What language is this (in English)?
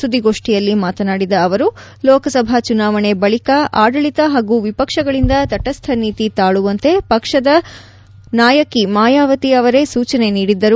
Kannada